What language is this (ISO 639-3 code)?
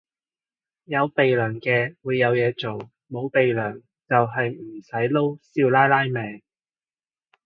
yue